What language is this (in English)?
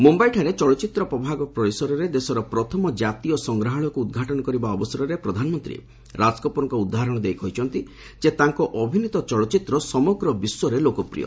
Odia